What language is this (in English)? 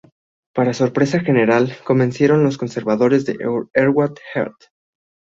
Spanish